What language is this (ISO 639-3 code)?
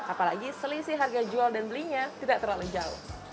ind